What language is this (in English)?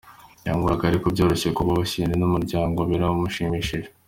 Kinyarwanda